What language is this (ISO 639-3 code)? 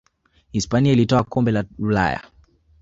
swa